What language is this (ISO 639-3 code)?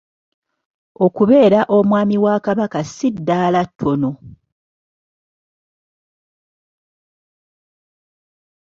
lug